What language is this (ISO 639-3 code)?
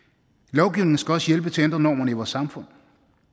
dan